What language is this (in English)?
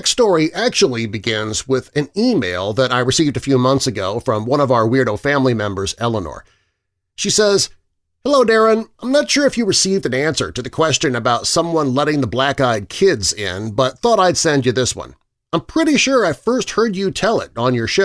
English